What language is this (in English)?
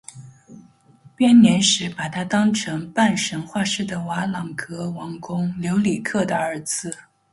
Chinese